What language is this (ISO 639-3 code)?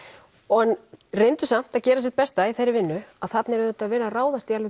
isl